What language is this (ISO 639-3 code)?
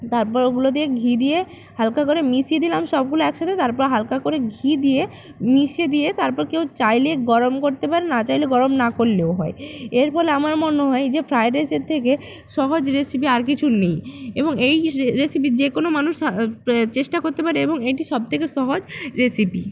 ben